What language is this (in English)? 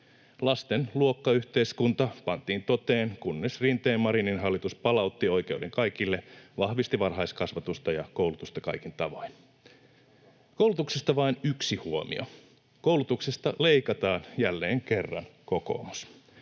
Finnish